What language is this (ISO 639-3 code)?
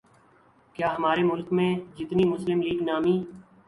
urd